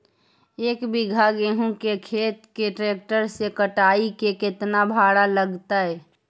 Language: Magahi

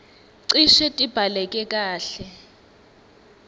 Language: Swati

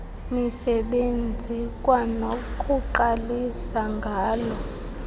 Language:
Xhosa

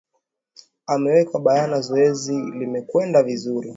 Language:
Swahili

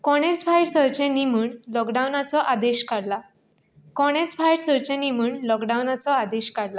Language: Konkani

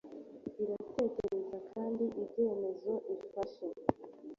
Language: Kinyarwanda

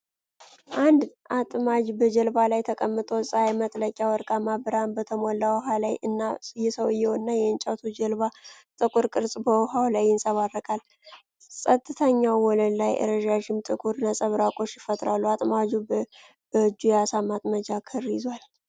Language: Amharic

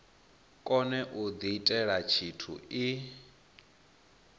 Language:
Venda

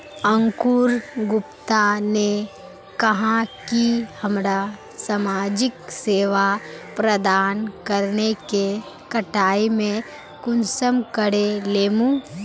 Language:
Magahi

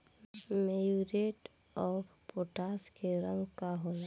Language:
Bhojpuri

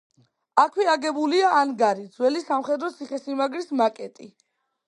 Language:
Georgian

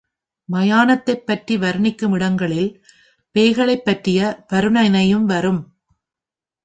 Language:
Tamil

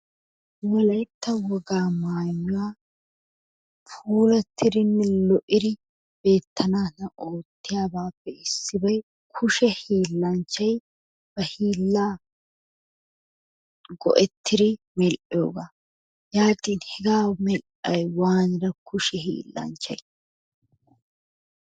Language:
Wolaytta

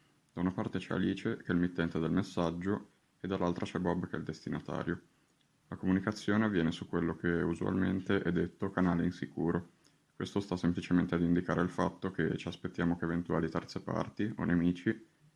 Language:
Italian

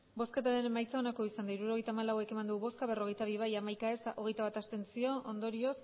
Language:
Basque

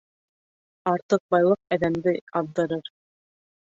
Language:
Bashkir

